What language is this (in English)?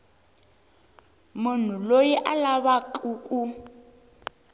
Tsonga